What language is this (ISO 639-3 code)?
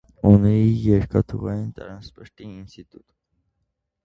hye